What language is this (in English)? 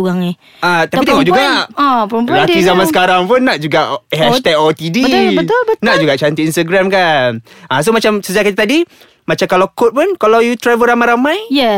Malay